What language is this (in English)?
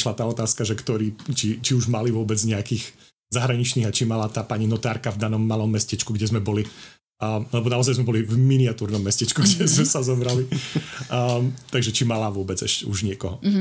Slovak